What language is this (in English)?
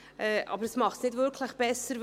Swiss German